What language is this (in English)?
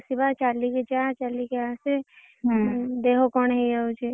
Odia